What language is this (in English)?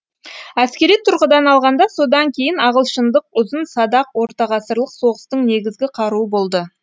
Kazakh